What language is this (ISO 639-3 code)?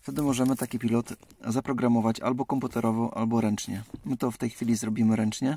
pol